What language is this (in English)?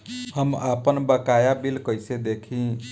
Bhojpuri